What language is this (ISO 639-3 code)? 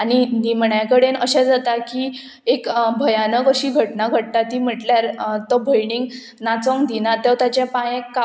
kok